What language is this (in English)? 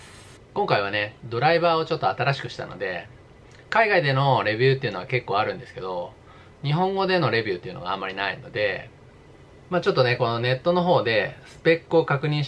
Japanese